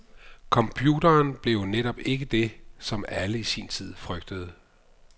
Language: Danish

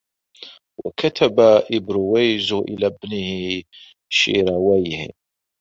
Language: Arabic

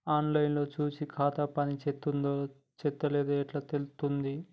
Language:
Telugu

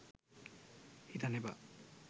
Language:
Sinhala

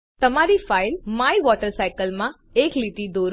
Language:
Gujarati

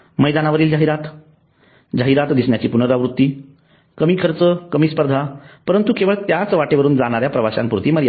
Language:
Marathi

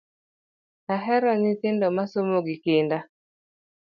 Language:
Luo (Kenya and Tanzania)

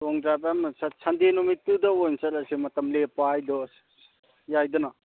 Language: Manipuri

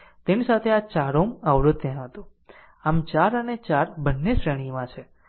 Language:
Gujarati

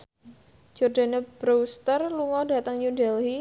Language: Javanese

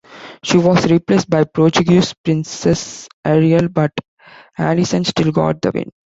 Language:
English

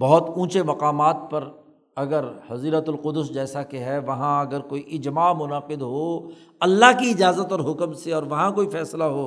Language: Urdu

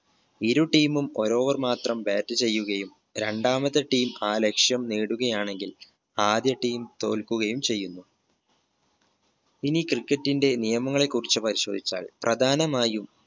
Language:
Malayalam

